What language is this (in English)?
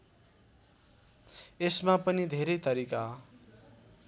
Nepali